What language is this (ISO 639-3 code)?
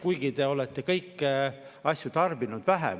est